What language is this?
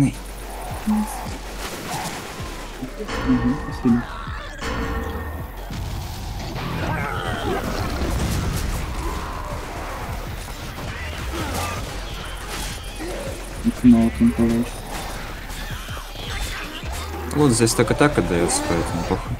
Russian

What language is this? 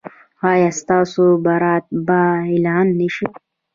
Pashto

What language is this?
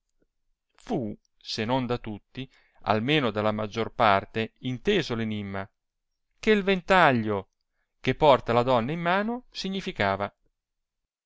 Italian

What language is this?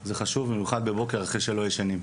Hebrew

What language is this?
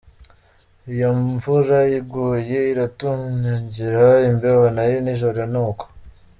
Kinyarwanda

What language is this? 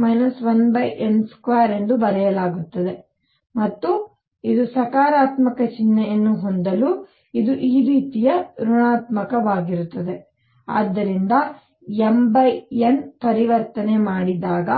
Kannada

